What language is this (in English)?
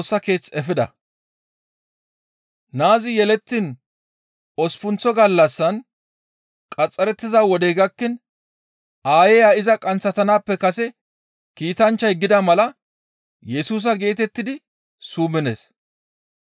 Gamo